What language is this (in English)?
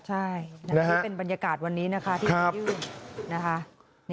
Thai